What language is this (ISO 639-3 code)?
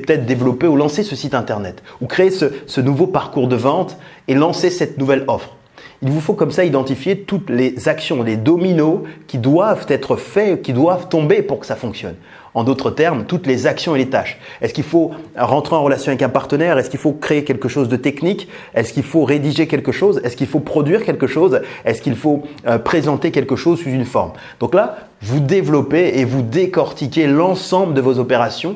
fra